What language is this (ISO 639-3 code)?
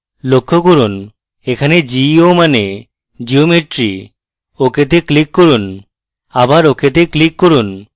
ben